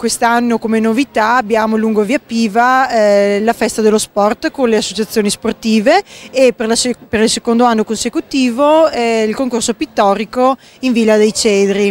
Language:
Italian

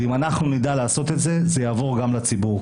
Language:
Hebrew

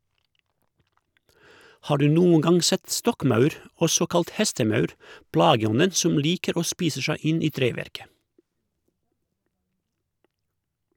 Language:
Norwegian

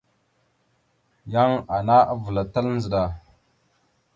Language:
Mada (Cameroon)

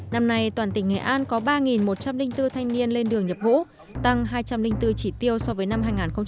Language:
Vietnamese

